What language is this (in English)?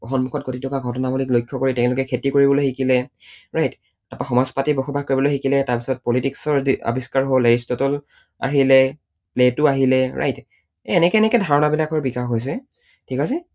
Assamese